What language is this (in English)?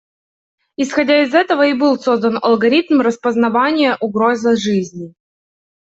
Russian